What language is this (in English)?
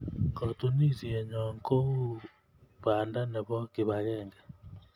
Kalenjin